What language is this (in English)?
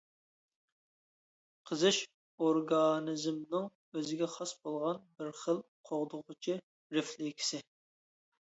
Uyghur